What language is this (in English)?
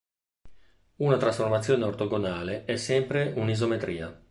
Italian